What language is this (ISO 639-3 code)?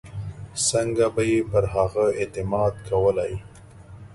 pus